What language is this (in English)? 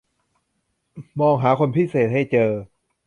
Thai